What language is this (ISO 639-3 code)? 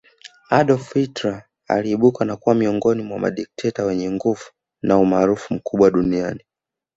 swa